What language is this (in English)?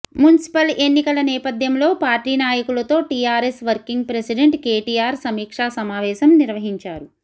Telugu